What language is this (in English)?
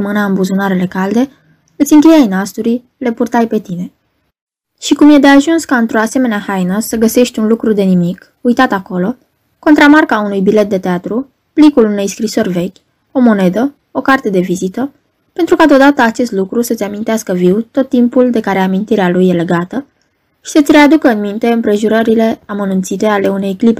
Romanian